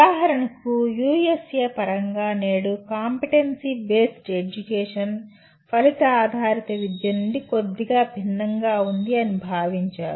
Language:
Telugu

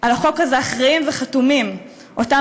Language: Hebrew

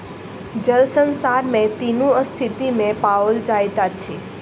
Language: Maithili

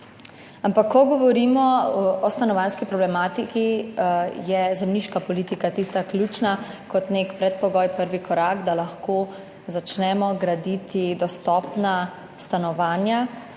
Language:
Slovenian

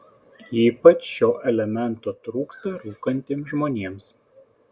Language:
Lithuanian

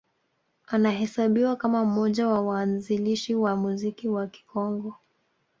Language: Swahili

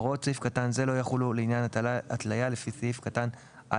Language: Hebrew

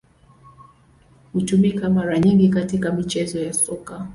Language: Swahili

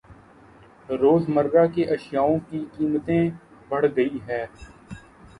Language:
Urdu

